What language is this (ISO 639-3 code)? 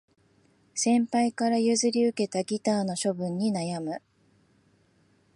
jpn